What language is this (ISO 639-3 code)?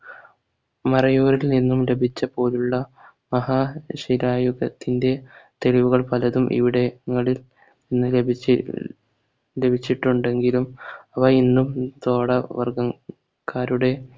mal